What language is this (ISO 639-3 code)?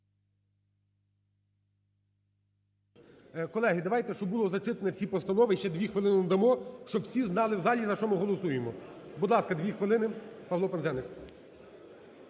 ukr